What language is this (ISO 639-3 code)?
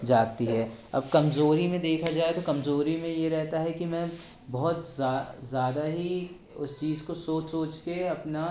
hin